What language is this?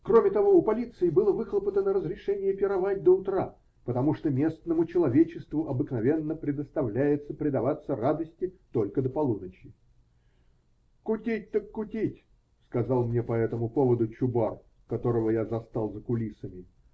Russian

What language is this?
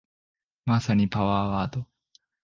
Japanese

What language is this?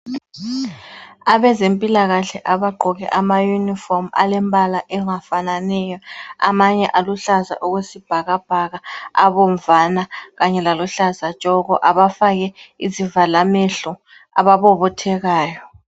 North Ndebele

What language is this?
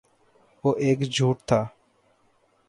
Urdu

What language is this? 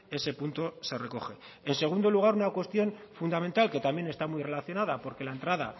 Spanish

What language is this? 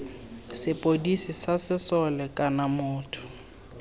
Tswana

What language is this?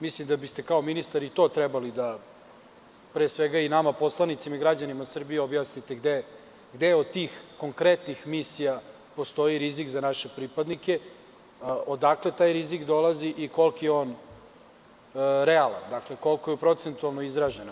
Serbian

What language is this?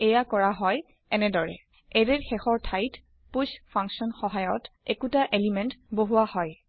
Assamese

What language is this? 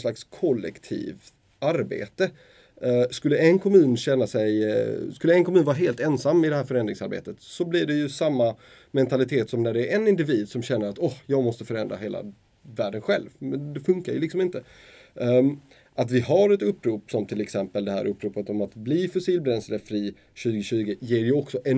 Swedish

